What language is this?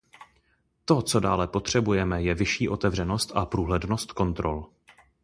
Czech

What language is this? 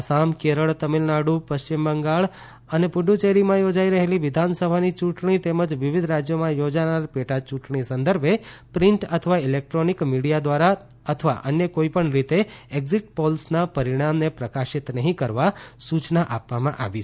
Gujarati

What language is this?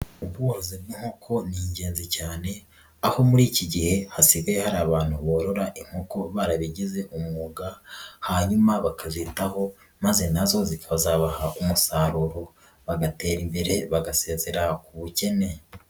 Kinyarwanda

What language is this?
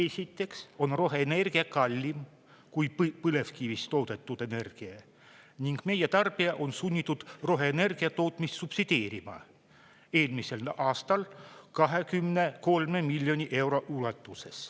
Estonian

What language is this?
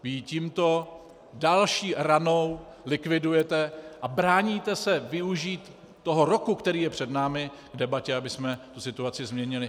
Czech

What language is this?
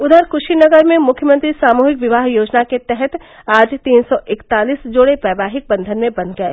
Hindi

